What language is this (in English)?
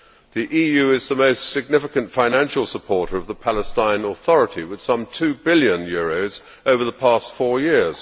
English